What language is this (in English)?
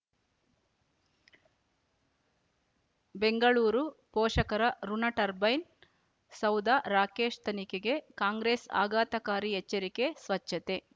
Kannada